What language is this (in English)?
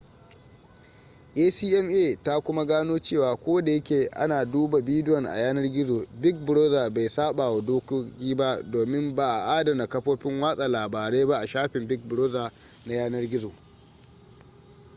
Hausa